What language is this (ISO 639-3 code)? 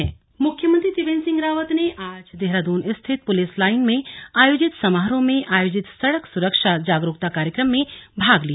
hin